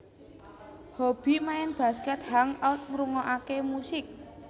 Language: Javanese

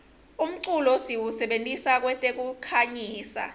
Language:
Swati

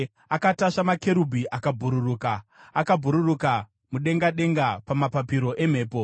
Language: Shona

